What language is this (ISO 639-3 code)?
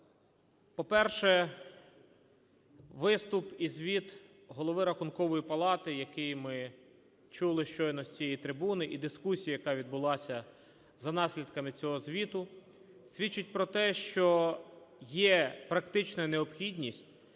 ukr